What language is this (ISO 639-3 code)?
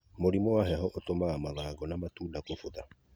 kik